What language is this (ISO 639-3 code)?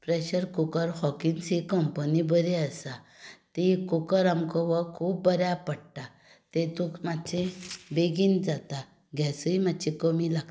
kok